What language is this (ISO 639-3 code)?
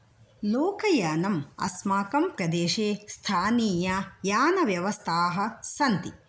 san